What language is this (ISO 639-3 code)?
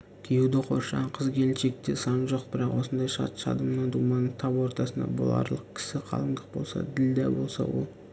kaz